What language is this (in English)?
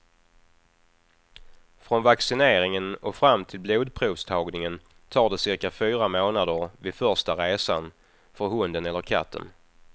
Swedish